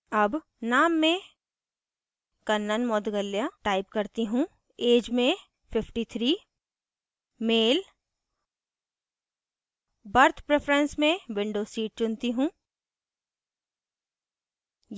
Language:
Hindi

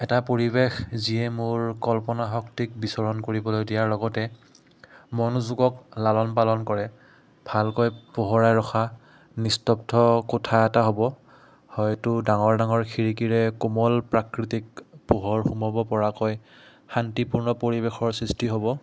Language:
Assamese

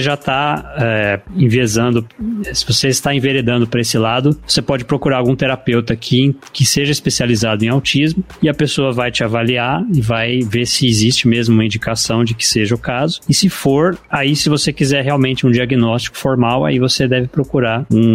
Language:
Portuguese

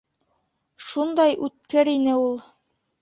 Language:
Bashkir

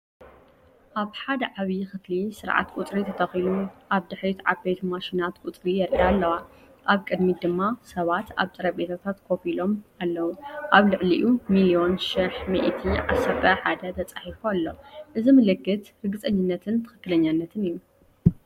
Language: Tigrinya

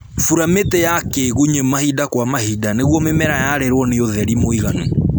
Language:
Kikuyu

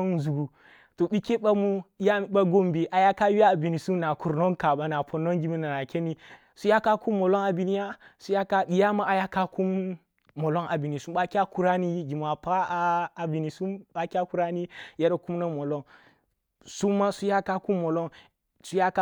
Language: Kulung (Nigeria)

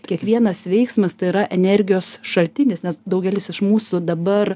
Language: Lithuanian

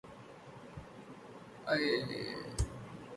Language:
Urdu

